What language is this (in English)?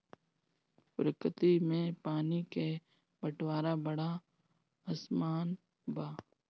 Bhojpuri